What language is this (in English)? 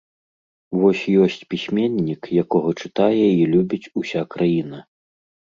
Belarusian